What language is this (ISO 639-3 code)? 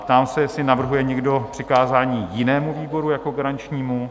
ces